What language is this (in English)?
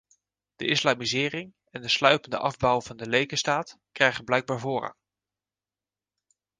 Dutch